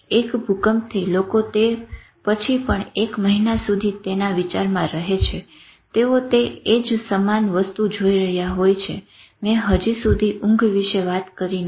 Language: Gujarati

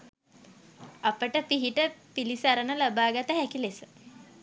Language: Sinhala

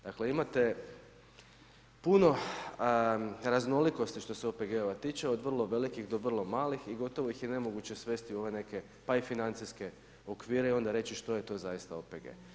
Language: Croatian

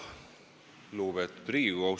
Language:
Estonian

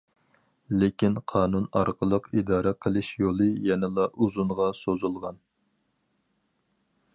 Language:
Uyghur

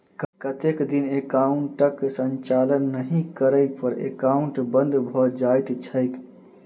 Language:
Maithili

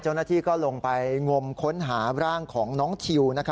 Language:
Thai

